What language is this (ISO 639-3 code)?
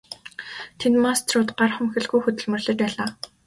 mon